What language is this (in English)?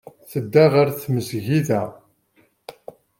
Kabyle